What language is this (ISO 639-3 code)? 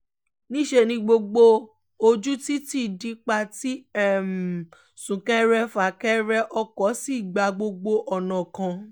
yor